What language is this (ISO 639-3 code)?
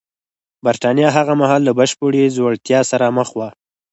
pus